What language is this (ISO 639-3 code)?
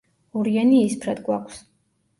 kat